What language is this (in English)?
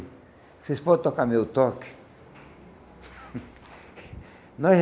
Portuguese